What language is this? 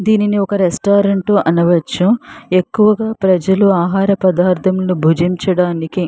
Telugu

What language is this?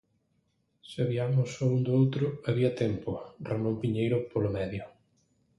Galician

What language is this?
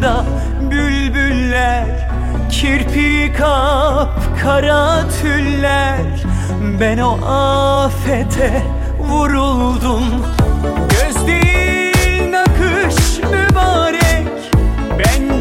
Turkish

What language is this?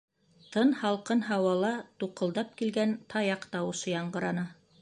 Bashkir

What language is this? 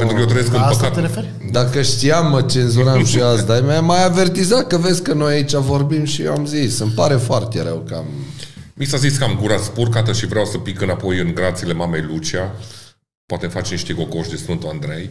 Romanian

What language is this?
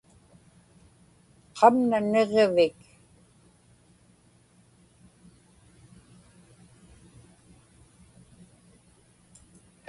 Inupiaq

